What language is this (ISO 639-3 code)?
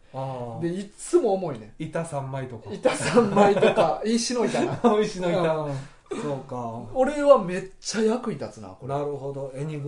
jpn